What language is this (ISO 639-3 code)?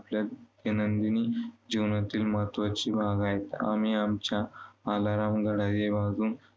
mar